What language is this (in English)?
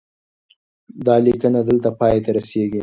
Pashto